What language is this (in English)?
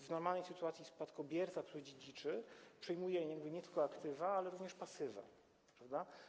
Polish